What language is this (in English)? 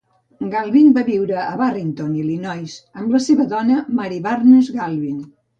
Catalan